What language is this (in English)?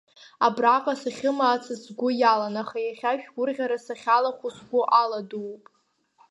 Abkhazian